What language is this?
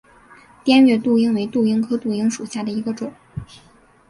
Chinese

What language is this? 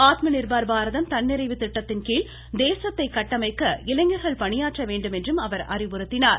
Tamil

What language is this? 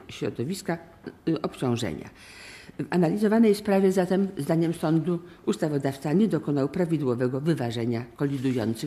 Polish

